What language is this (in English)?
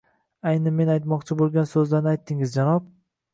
Uzbek